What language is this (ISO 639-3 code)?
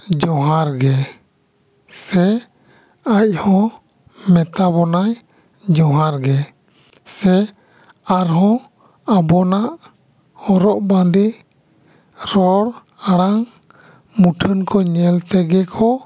sat